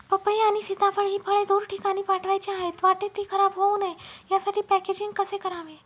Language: Marathi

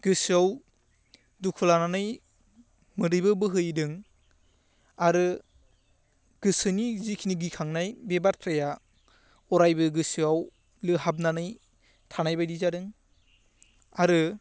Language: Bodo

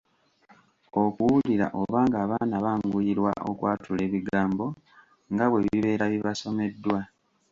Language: Ganda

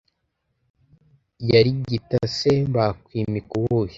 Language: Kinyarwanda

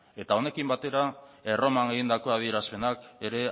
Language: Basque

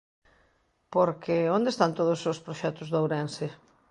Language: Galician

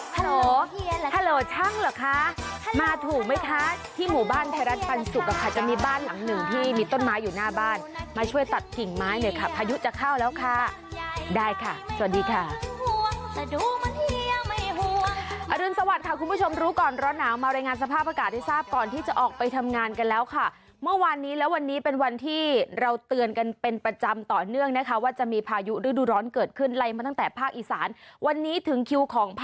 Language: Thai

